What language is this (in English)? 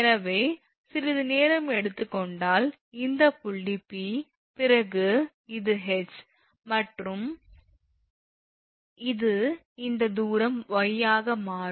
Tamil